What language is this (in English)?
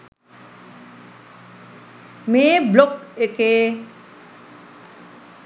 Sinhala